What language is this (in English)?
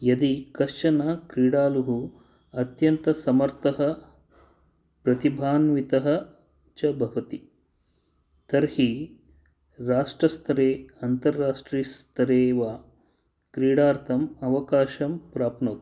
Sanskrit